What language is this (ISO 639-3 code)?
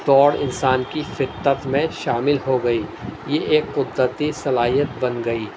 urd